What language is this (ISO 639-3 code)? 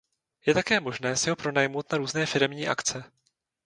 ces